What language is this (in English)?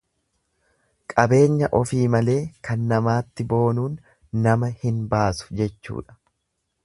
Oromo